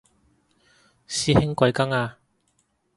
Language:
Cantonese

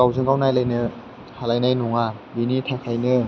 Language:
Bodo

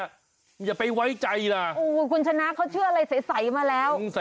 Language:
Thai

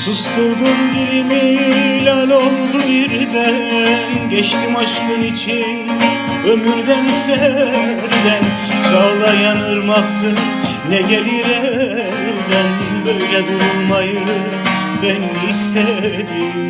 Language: Turkish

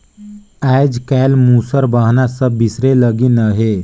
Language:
Chhattisgarhi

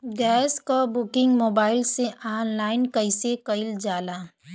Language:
Bhojpuri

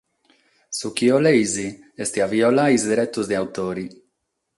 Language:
Sardinian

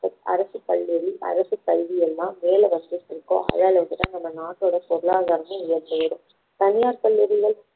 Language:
Tamil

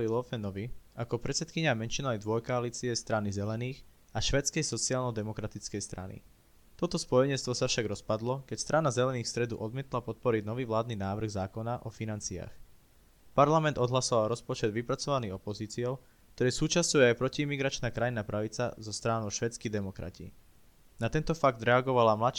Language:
Slovak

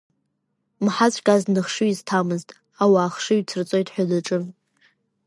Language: Abkhazian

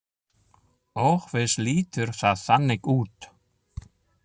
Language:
Icelandic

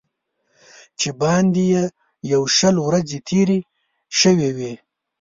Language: Pashto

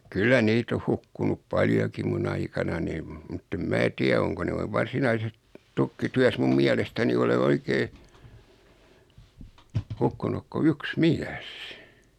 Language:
Finnish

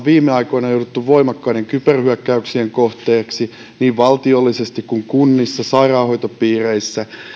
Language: Finnish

